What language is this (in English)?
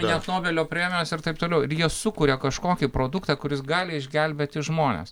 Lithuanian